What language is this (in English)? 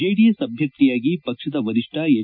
Kannada